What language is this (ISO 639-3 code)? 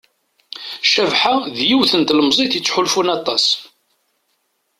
kab